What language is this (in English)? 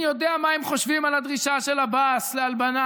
Hebrew